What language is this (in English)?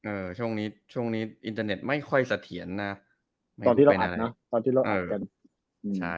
Thai